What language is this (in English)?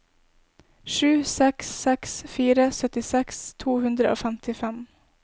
Norwegian